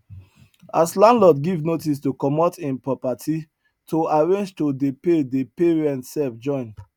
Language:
Nigerian Pidgin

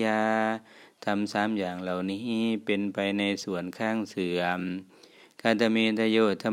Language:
Thai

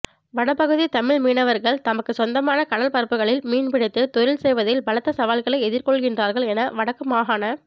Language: Tamil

